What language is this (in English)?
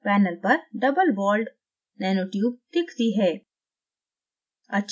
Hindi